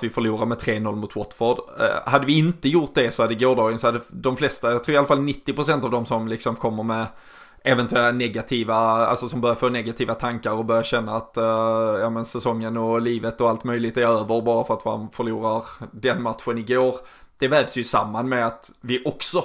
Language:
Swedish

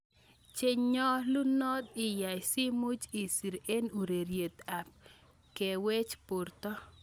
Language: Kalenjin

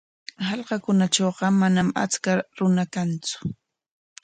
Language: Corongo Ancash Quechua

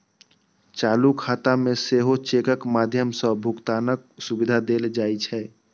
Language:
Maithili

